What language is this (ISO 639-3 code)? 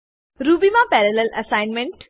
guj